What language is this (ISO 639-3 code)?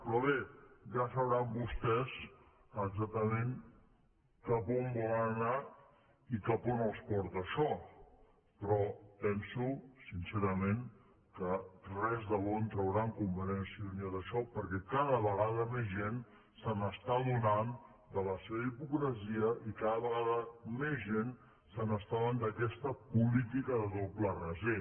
cat